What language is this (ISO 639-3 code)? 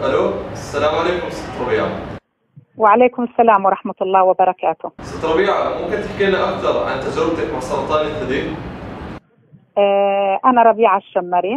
ara